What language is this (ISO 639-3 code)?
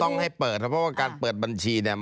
tha